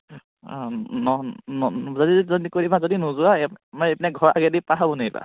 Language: Assamese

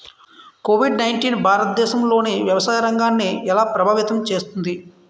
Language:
Telugu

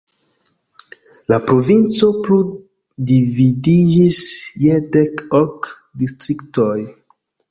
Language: Esperanto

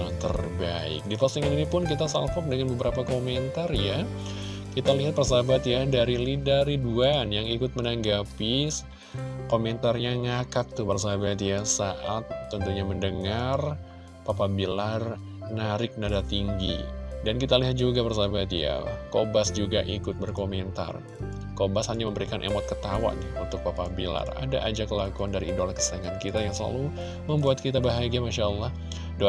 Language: Indonesian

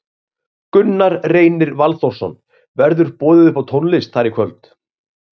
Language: Icelandic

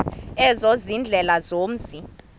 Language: Xhosa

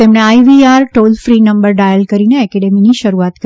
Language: Gujarati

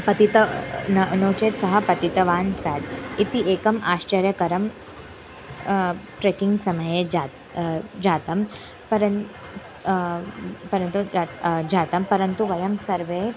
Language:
Sanskrit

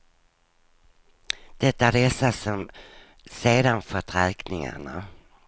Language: Swedish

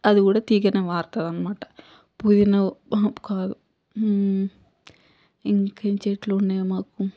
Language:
Telugu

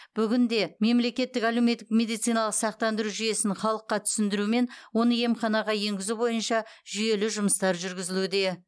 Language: Kazakh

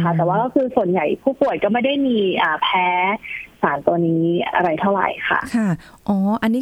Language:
Thai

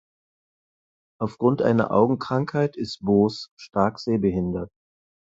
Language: German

